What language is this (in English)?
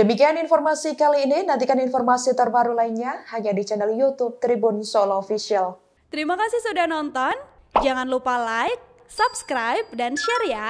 Indonesian